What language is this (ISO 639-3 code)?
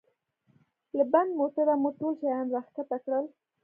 pus